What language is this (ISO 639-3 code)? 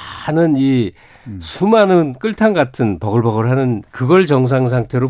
kor